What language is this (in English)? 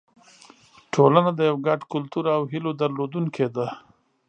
Pashto